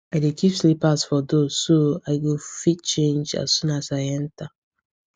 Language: Nigerian Pidgin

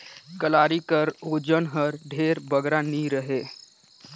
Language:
Chhattisgarhi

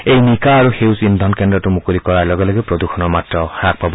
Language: Assamese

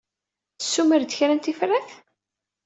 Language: Kabyle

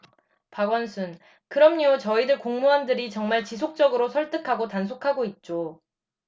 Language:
Korean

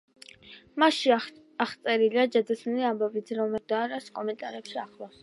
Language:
Georgian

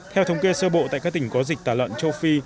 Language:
Vietnamese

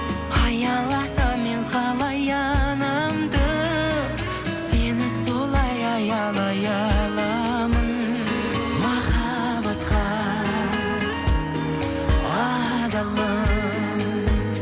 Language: Kazakh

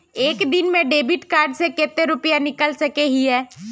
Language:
Magahi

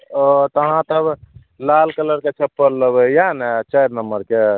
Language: Maithili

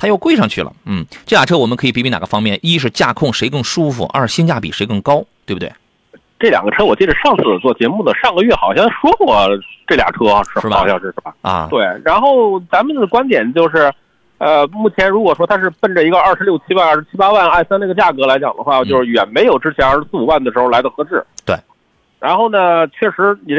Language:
Chinese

